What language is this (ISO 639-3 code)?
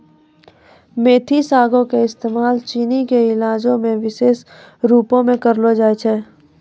mai